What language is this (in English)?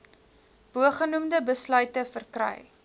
Afrikaans